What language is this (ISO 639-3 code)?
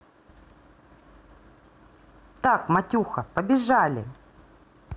rus